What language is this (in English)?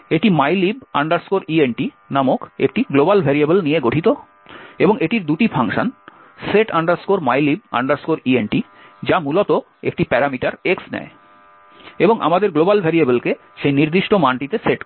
Bangla